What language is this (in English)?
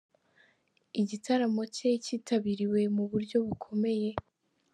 Kinyarwanda